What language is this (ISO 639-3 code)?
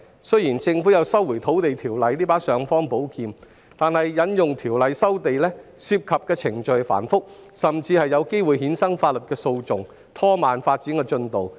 yue